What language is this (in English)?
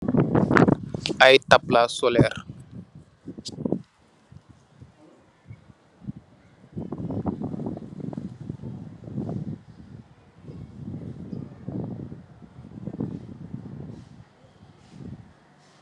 Wolof